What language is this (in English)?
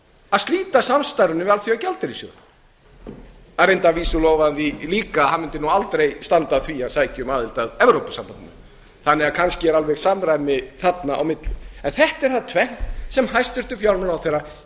Icelandic